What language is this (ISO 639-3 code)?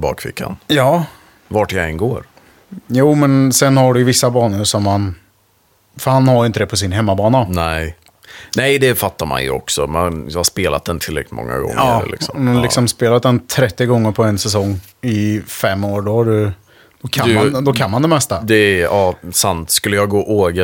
swe